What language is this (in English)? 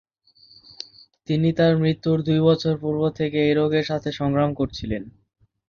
Bangla